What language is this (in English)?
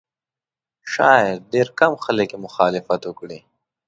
Pashto